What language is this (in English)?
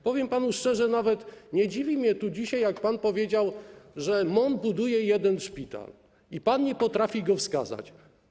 Polish